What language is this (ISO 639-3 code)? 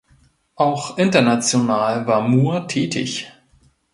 deu